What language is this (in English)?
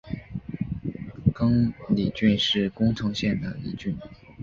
Chinese